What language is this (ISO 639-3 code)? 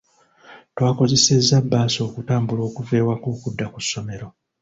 lug